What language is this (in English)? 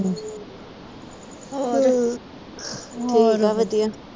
Punjabi